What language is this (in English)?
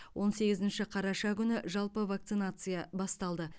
Kazakh